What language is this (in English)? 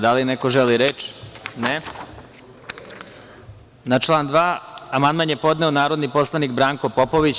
Serbian